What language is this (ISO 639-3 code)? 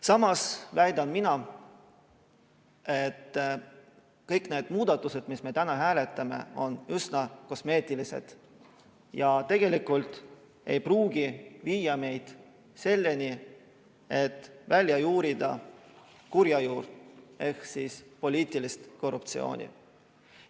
est